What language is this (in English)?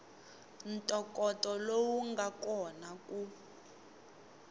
Tsonga